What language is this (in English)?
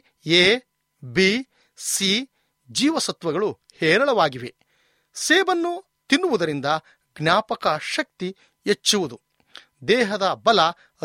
Kannada